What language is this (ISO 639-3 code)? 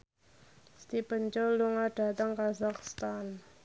jav